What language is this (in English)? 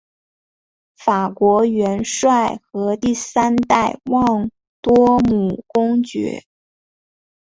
Chinese